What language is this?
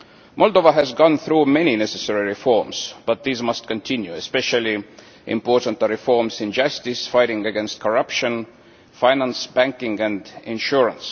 English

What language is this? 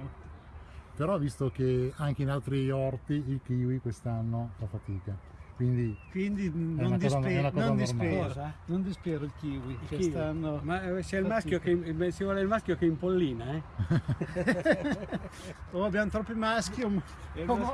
Italian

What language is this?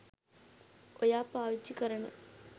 Sinhala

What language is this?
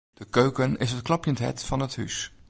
Western Frisian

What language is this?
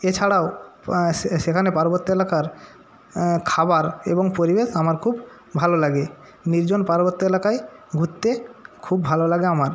Bangla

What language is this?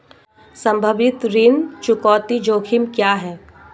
Hindi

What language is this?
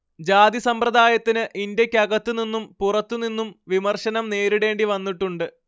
Malayalam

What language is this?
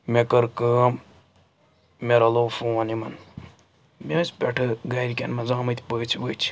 Kashmiri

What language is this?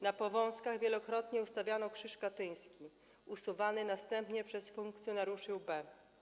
Polish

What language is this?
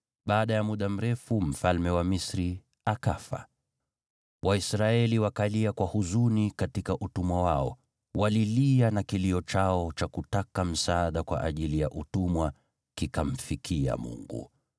Swahili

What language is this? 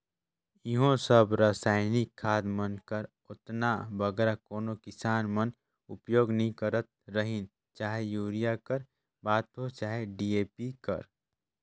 Chhattisgarhi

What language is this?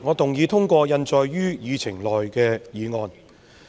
Cantonese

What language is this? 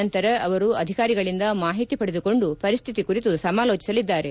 Kannada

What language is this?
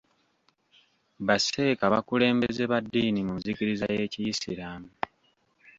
Ganda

